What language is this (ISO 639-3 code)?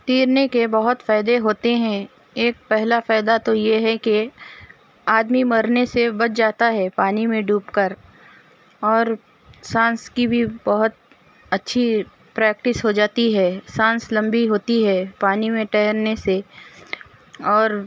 urd